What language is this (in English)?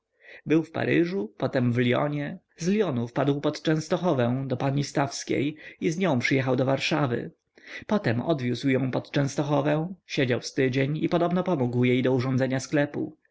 Polish